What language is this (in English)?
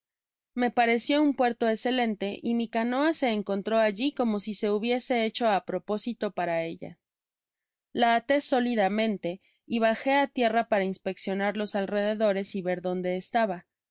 Spanish